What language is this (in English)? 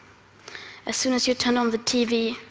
English